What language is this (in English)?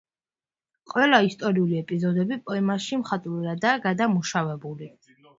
Georgian